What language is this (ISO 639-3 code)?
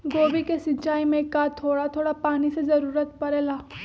mag